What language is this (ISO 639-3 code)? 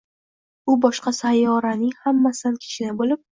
uzb